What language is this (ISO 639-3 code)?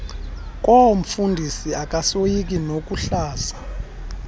xho